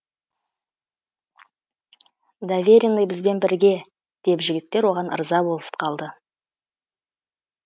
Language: Kazakh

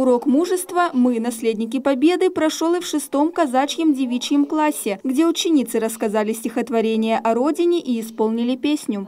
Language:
Russian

